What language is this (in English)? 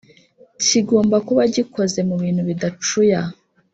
Kinyarwanda